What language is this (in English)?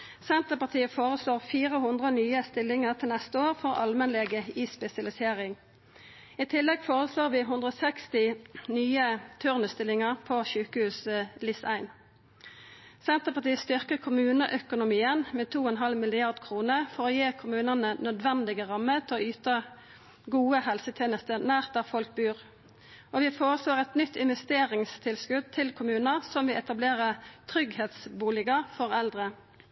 Norwegian Nynorsk